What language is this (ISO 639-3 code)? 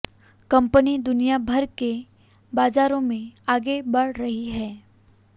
hin